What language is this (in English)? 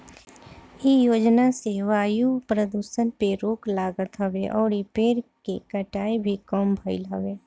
Bhojpuri